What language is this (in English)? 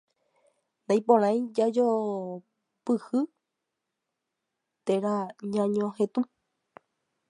Guarani